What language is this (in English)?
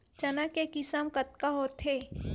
Chhattisgarhi